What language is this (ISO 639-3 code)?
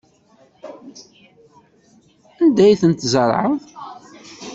kab